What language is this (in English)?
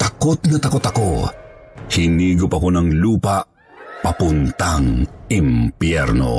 Filipino